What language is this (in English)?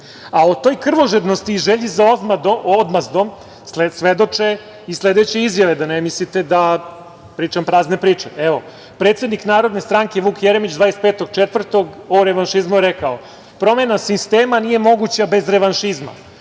Serbian